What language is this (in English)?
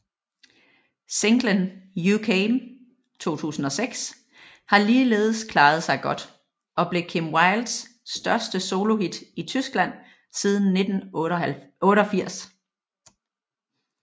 Danish